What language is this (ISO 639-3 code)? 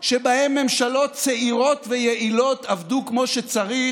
heb